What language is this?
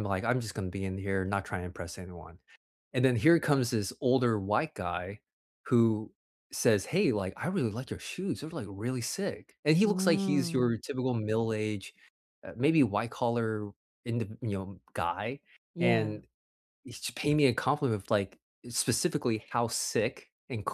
English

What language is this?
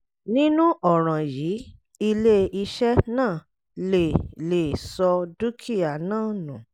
Yoruba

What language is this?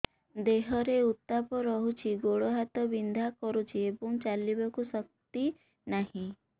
Odia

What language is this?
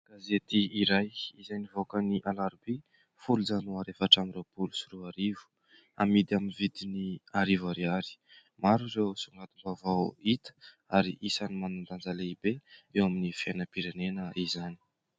Malagasy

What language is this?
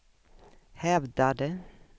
Swedish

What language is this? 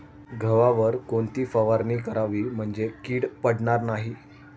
Marathi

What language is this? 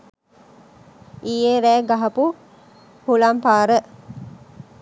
Sinhala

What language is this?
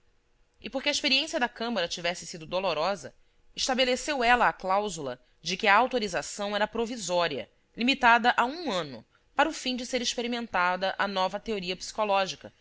Portuguese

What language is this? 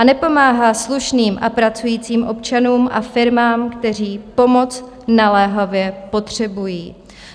Czech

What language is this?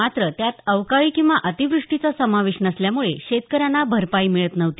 Marathi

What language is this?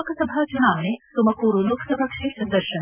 Kannada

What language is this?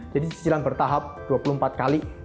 Indonesian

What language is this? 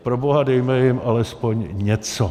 Czech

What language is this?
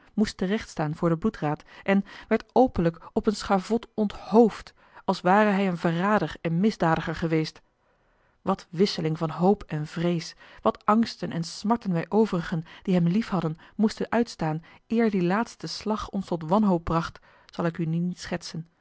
Dutch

